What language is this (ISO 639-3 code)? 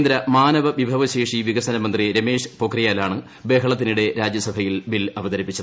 mal